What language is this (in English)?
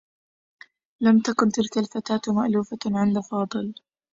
Arabic